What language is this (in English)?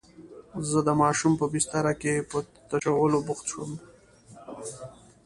Pashto